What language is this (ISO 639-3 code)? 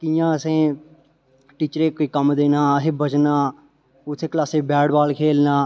doi